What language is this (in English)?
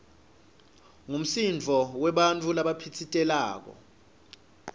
Swati